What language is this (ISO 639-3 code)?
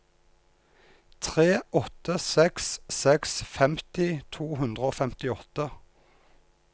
nor